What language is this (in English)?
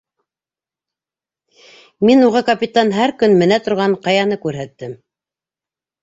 Bashkir